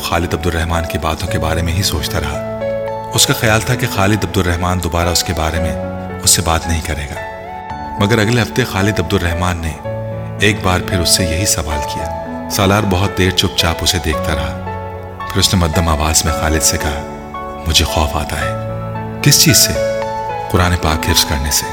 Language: Urdu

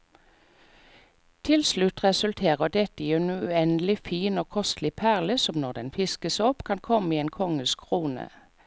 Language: Norwegian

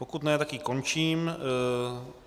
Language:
Czech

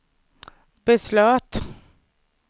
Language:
Swedish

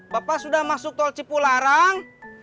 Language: Indonesian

